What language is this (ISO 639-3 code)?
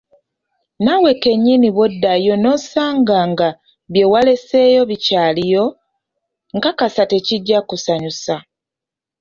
lug